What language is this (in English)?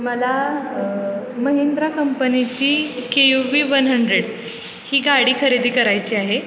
Marathi